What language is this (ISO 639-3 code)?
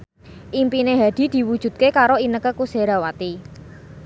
jav